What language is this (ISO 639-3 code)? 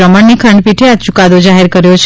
guj